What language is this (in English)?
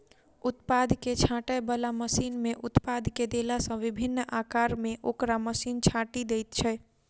Maithili